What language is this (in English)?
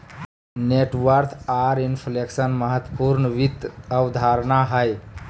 Magahi